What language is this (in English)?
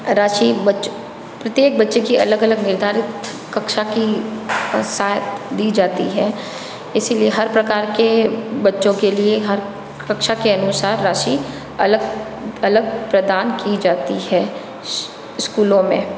Hindi